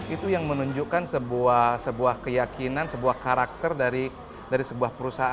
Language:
Indonesian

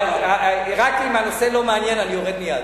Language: Hebrew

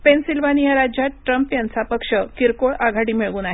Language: Marathi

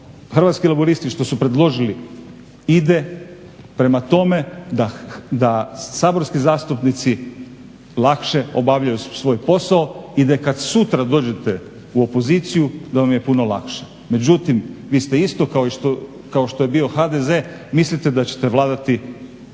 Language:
Croatian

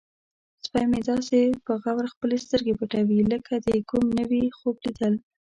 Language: Pashto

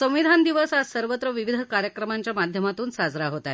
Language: Marathi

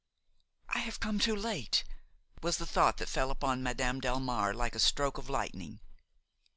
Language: English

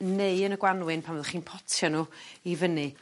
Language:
Welsh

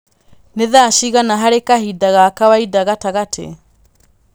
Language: Kikuyu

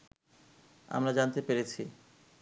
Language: Bangla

